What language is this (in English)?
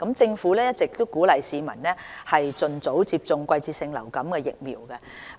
Cantonese